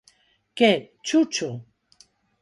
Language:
Galician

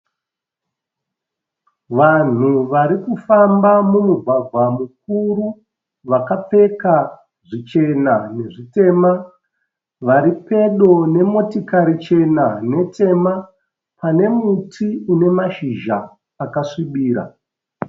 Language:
Shona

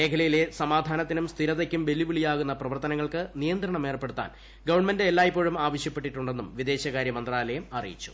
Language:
Malayalam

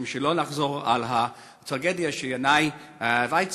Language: Hebrew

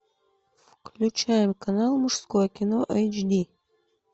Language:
Russian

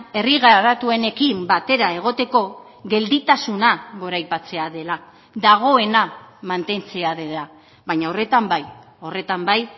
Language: Basque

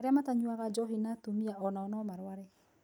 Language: Kikuyu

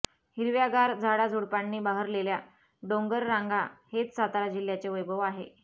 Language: Marathi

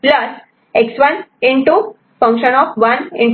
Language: Marathi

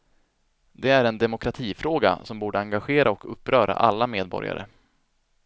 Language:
Swedish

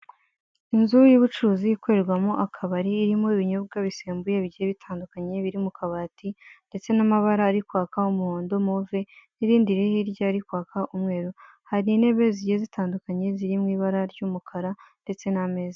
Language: Kinyarwanda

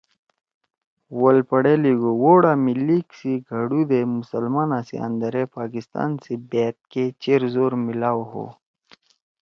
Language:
Torwali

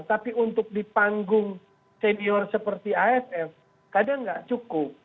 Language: Indonesian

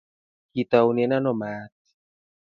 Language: Kalenjin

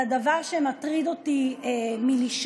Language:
Hebrew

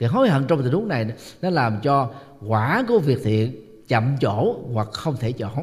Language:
Vietnamese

